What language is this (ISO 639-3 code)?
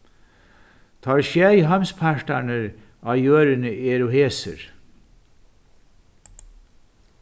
fao